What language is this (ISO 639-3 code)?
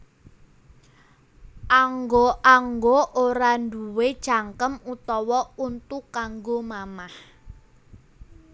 jav